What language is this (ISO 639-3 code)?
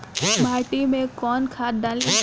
bho